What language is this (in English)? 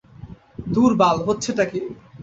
Bangla